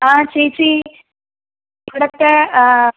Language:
Malayalam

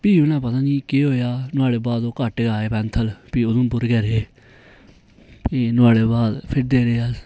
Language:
Dogri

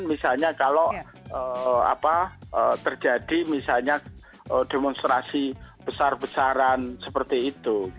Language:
Indonesian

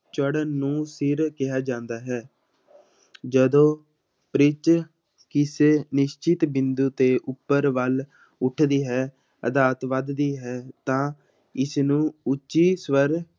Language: Punjabi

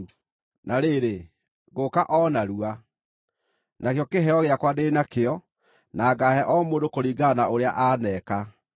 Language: Kikuyu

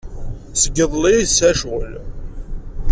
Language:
Kabyle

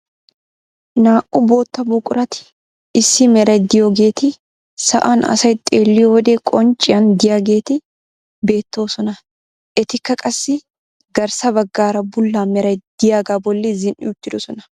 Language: Wolaytta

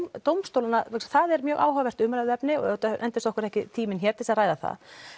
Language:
Icelandic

